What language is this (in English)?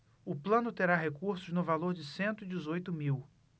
Portuguese